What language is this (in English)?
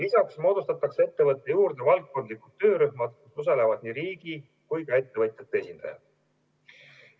Estonian